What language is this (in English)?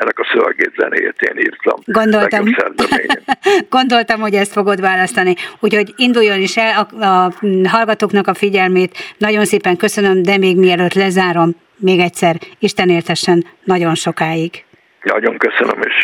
Hungarian